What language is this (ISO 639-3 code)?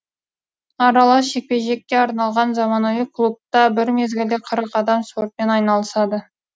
kaz